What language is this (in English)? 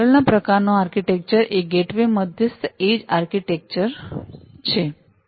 Gujarati